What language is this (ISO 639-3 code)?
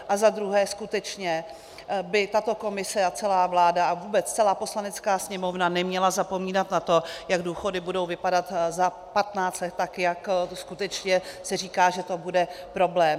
ces